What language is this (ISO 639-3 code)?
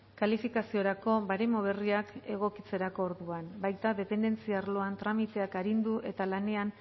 eus